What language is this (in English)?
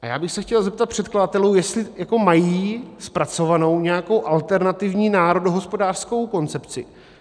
Czech